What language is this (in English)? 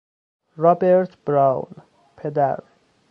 Persian